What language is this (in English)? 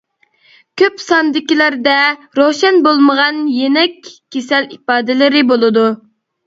Uyghur